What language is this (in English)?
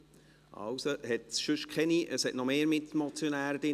Swiss German